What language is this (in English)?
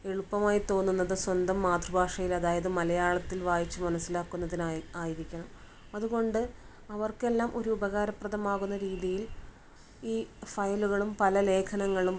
Malayalam